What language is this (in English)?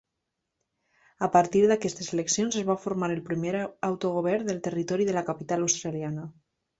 Catalan